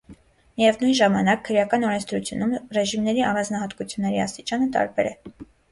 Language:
Armenian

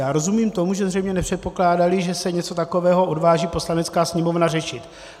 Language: Czech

